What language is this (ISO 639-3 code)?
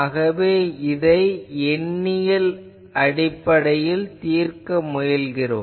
tam